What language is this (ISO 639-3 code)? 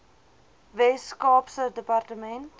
afr